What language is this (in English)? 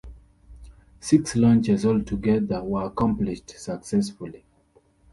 English